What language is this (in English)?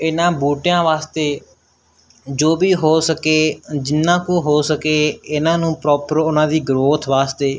Punjabi